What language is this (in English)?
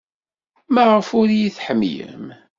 Kabyle